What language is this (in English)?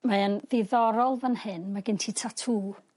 Welsh